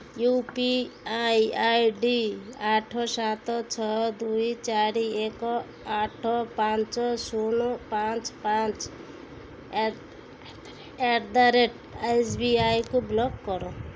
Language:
Odia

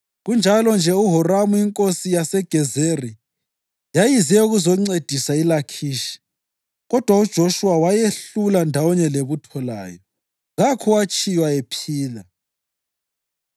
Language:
North Ndebele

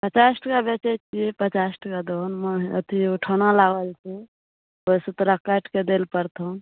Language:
Maithili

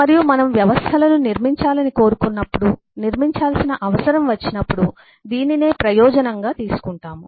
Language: Telugu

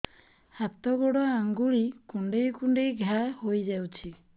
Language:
Odia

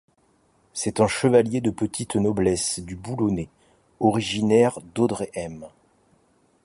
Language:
French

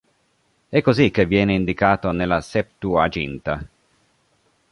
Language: Italian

